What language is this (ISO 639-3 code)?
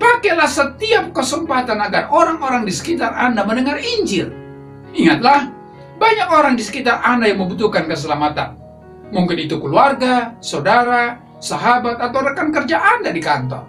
ind